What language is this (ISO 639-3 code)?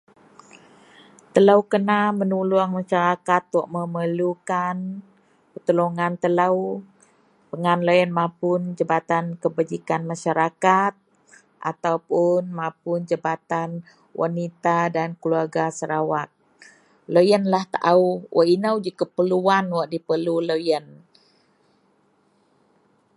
mel